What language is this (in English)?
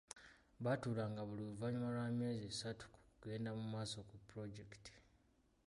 Ganda